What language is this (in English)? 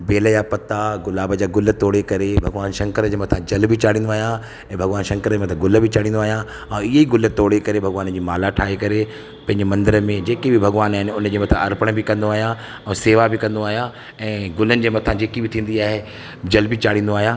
Sindhi